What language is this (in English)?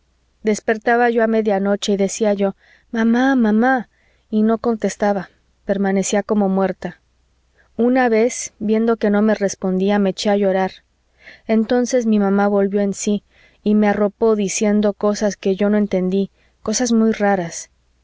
Spanish